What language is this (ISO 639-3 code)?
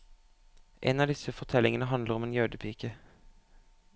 nor